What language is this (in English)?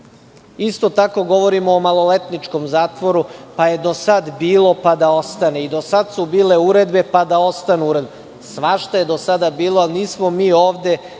Serbian